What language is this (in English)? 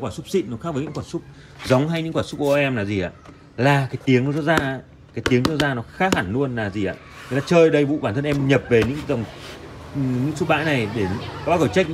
Vietnamese